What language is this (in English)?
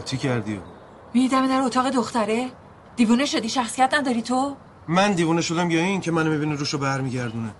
Persian